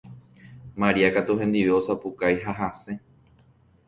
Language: Guarani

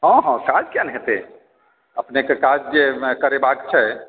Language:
Maithili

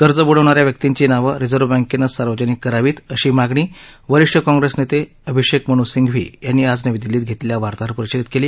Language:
Marathi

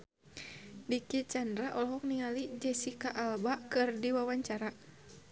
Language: Sundanese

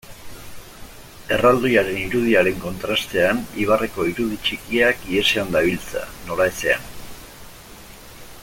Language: Basque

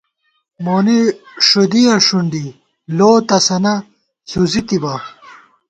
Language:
Gawar-Bati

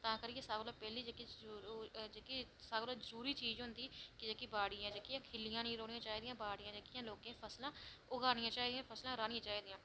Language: Dogri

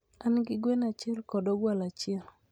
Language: Luo (Kenya and Tanzania)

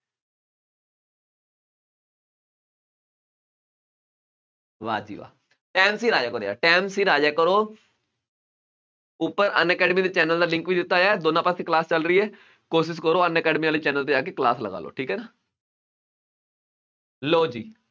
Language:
Punjabi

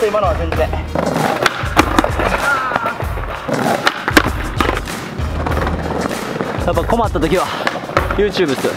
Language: Japanese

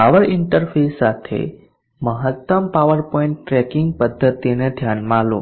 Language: Gujarati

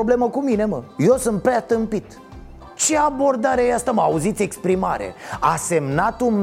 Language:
Romanian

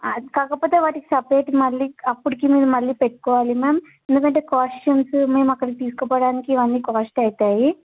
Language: Telugu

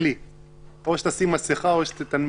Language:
Hebrew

